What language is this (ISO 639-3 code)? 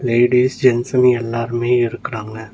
tam